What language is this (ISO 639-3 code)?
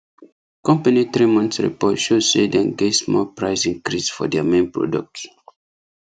pcm